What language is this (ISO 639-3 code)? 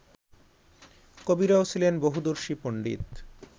ben